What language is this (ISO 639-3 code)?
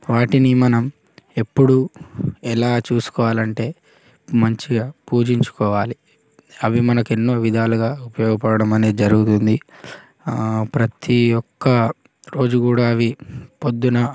tel